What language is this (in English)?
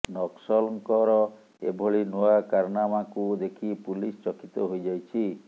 Odia